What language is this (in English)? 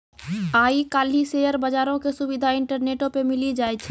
Maithili